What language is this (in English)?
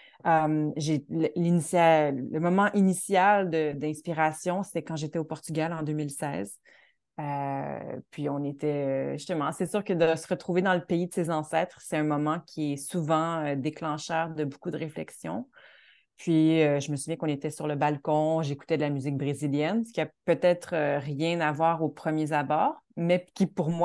French